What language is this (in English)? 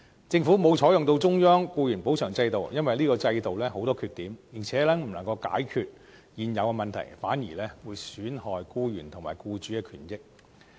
Cantonese